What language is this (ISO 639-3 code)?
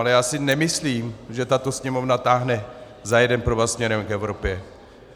ces